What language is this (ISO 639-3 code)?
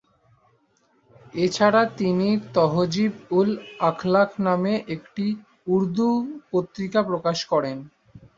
ben